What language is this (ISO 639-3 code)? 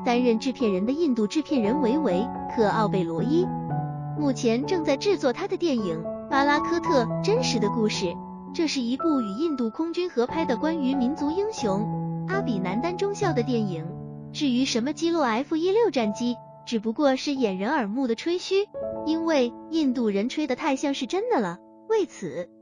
zho